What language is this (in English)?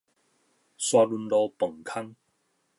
Min Nan Chinese